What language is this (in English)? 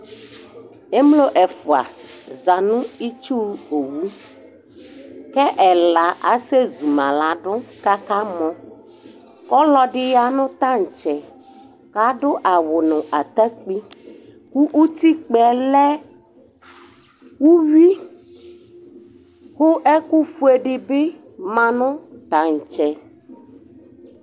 Ikposo